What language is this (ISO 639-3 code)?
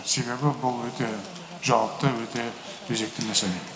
kaz